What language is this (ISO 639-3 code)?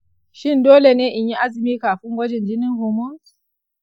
hau